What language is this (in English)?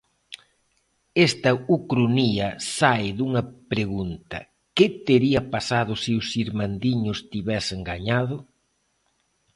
Galician